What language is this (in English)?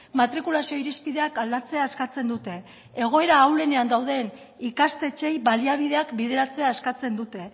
Basque